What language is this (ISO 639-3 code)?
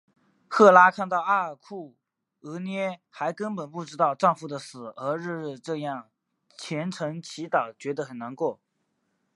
zho